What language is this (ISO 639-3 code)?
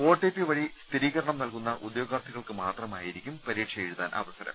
mal